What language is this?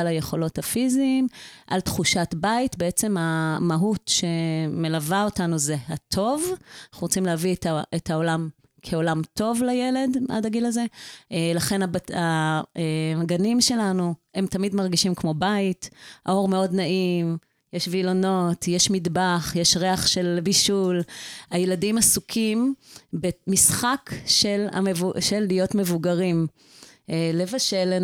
Hebrew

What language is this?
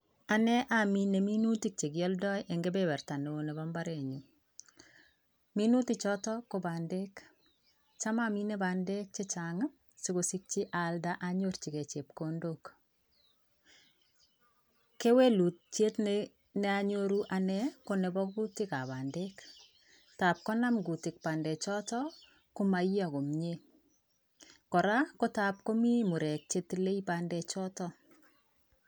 Kalenjin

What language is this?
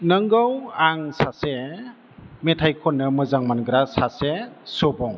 Bodo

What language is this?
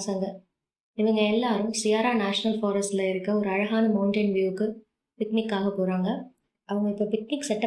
Tamil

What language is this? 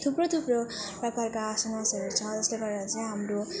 Nepali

